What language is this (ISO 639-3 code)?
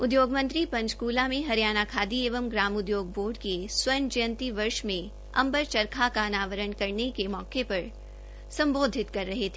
hin